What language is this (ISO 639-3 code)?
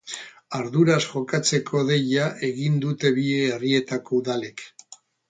eus